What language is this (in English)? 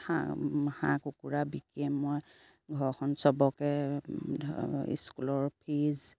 Assamese